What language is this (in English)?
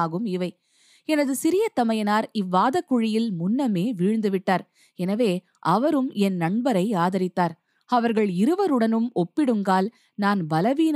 Tamil